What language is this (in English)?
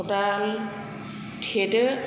Bodo